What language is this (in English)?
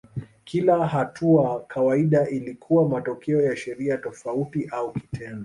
Swahili